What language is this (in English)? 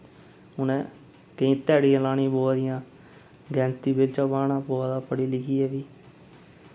Dogri